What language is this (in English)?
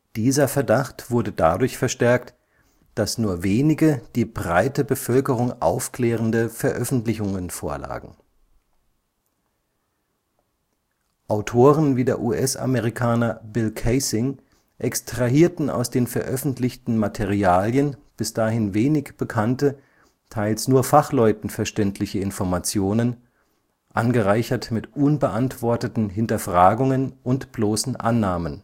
German